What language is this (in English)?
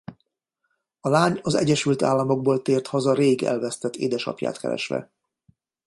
Hungarian